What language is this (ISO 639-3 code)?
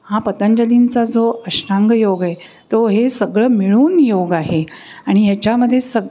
mar